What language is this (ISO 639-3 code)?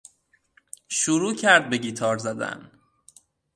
fas